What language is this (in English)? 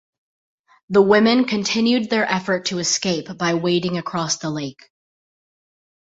English